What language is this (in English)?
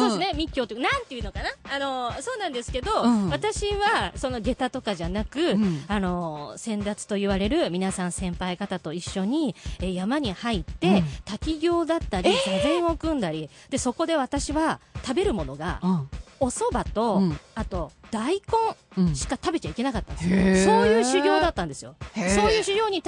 Japanese